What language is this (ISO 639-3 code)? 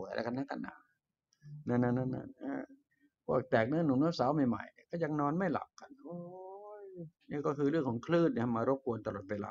tha